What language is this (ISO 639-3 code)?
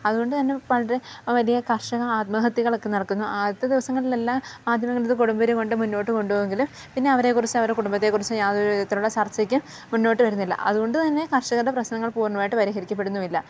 mal